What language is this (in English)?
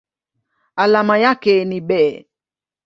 Swahili